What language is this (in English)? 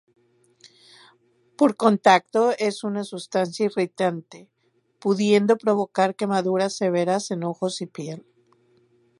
Spanish